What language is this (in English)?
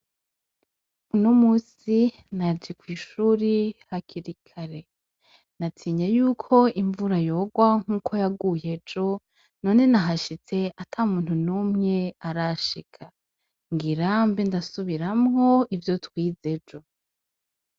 Rundi